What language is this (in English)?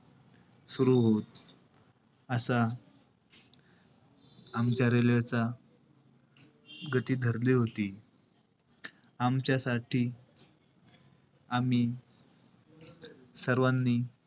Marathi